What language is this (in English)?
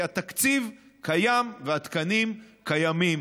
Hebrew